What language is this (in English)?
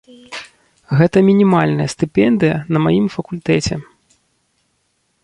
Belarusian